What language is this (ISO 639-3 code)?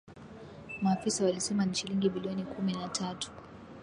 swa